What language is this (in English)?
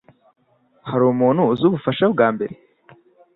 Kinyarwanda